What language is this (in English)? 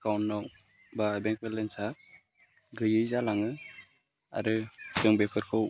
Bodo